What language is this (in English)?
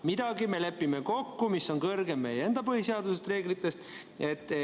Estonian